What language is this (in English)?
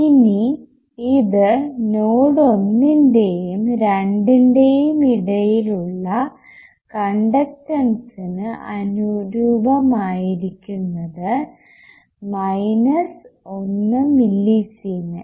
Malayalam